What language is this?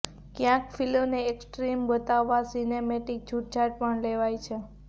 Gujarati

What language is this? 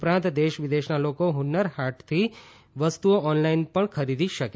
Gujarati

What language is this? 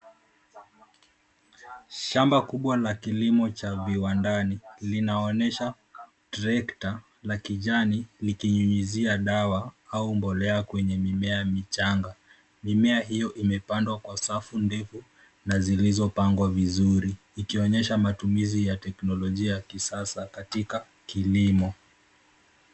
Swahili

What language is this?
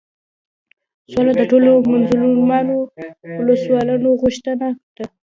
Pashto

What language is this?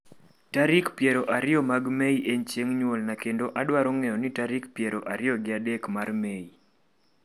Luo (Kenya and Tanzania)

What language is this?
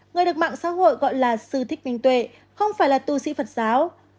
Vietnamese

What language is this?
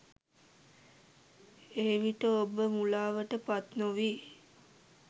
Sinhala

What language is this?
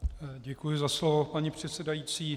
Czech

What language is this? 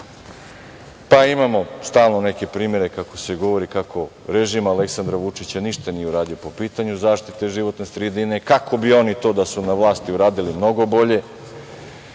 Serbian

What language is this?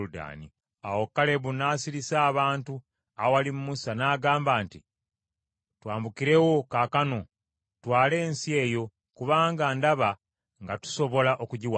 Ganda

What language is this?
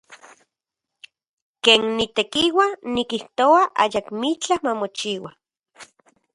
Central Puebla Nahuatl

